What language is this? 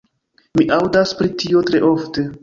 Esperanto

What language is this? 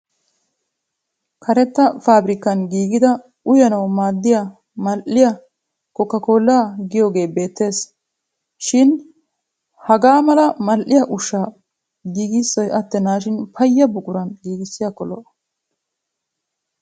Wolaytta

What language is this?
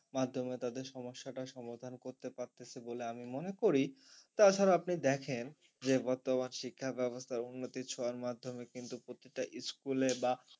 Bangla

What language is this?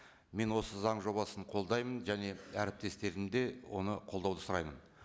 Kazakh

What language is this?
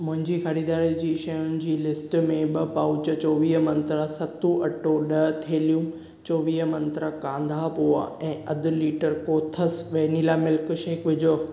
Sindhi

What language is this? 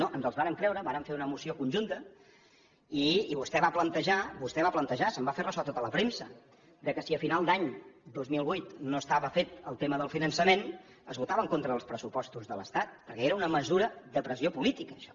Catalan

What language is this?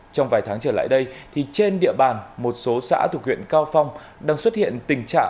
Vietnamese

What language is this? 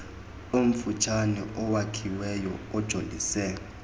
Xhosa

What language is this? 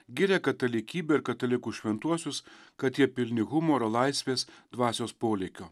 Lithuanian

